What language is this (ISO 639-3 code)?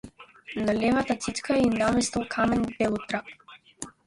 mkd